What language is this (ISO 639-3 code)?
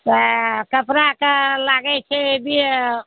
mai